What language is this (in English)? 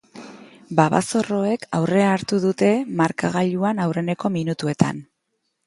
Basque